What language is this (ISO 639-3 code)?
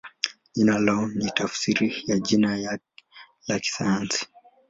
swa